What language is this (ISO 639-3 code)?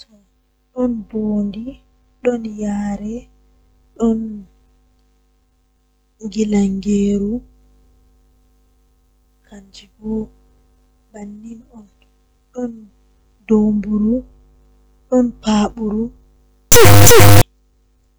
fuh